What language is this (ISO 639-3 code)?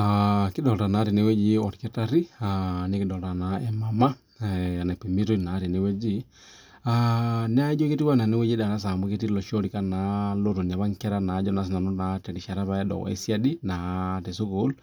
mas